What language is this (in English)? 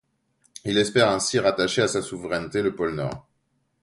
French